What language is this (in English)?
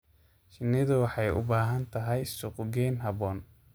Somali